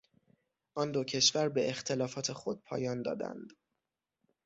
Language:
Persian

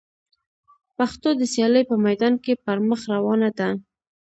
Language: Pashto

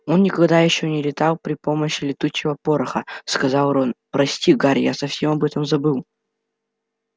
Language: Russian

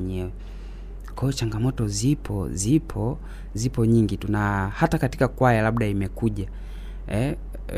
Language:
Swahili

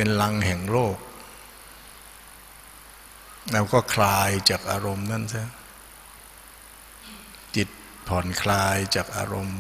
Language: Thai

